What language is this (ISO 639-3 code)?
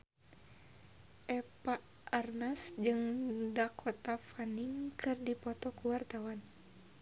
sun